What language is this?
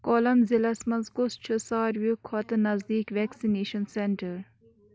Kashmiri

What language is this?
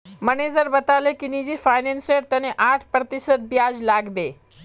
Magahi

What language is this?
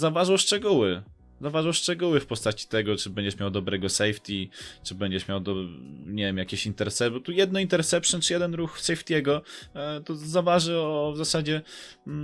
Polish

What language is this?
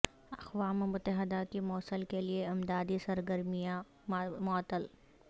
Urdu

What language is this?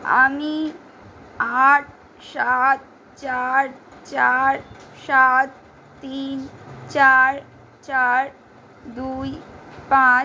Bangla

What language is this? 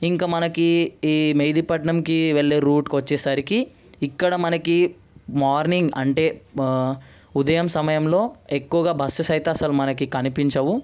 Telugu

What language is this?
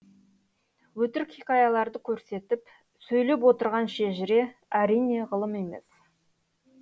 Kazakh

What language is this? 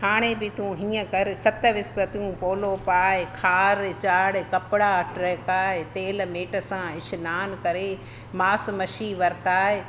Sindhi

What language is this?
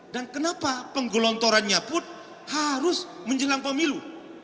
Indonesian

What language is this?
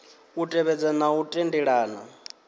Venda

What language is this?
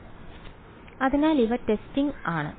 Malayalam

